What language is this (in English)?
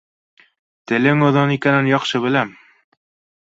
Bashkir